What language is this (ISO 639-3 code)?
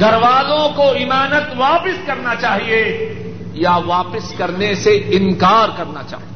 urd